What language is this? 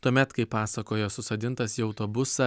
Lithuanian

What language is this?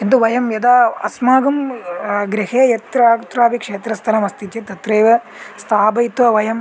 Sanskrit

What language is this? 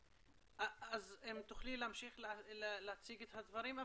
Hebrew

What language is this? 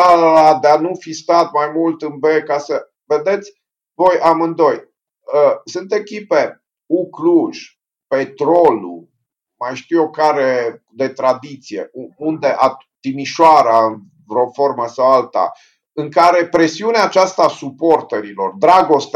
Romanian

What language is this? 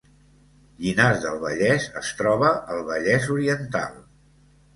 Catalan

